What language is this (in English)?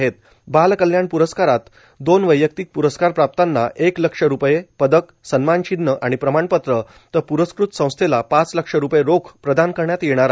Marathi